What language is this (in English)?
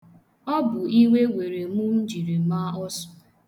Igbo